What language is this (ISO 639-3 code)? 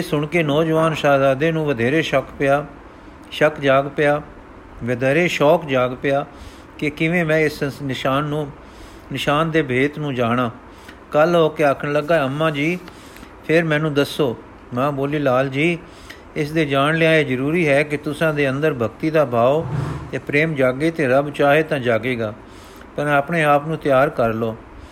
pan